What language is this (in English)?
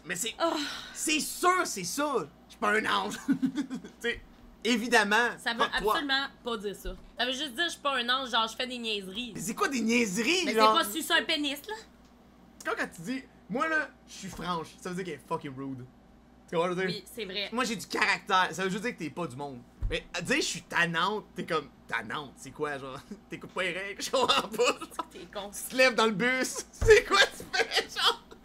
French